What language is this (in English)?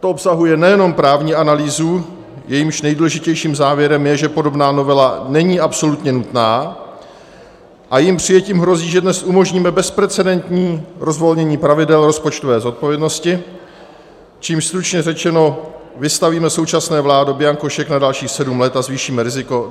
Czech